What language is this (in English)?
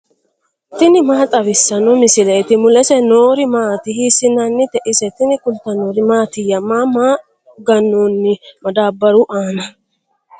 Sidamo